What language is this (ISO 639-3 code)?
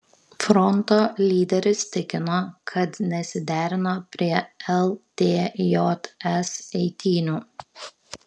lit